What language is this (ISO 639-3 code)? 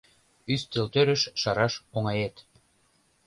chm